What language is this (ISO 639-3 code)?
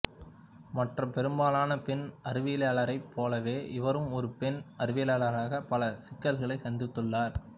tam